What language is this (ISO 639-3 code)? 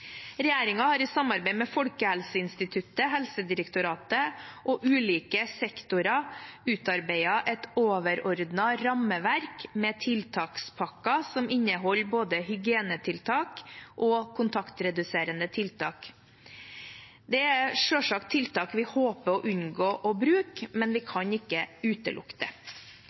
nob